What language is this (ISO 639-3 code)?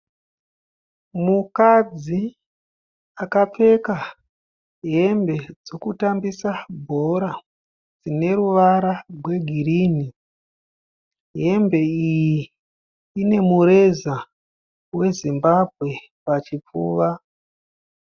sna